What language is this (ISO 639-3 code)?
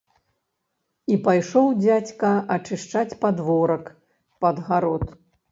bel